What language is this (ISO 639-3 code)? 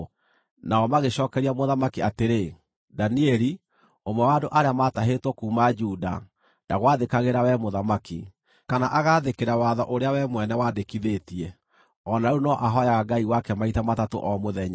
kik